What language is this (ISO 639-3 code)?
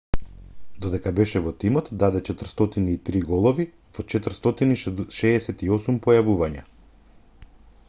mkd